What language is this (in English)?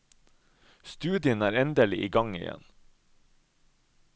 Norwegian